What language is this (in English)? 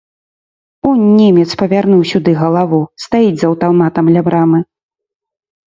Belarusian